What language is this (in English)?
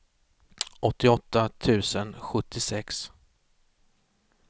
Swedish